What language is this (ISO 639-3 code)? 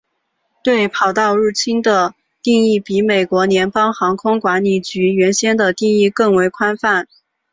zho